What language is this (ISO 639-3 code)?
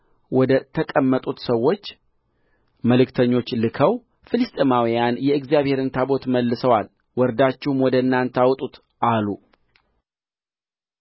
amh